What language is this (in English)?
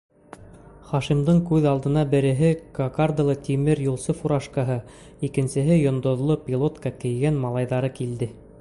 Bashkir